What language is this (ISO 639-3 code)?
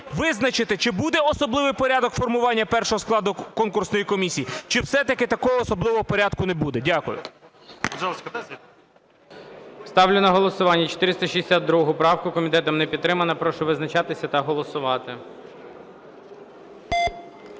ukr